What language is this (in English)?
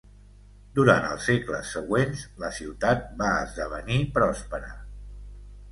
Catalan